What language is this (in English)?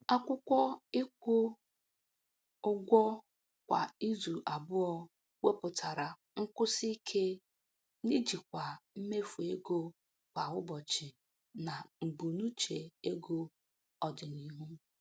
Igbo